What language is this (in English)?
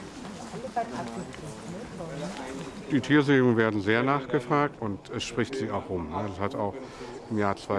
German